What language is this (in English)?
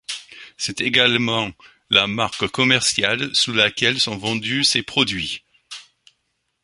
French